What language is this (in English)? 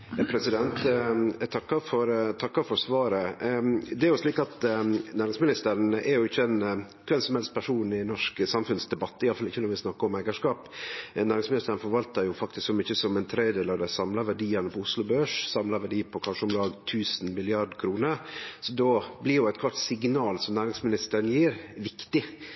Norwegian